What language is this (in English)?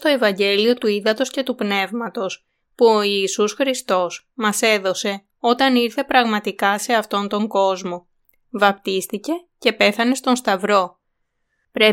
Greek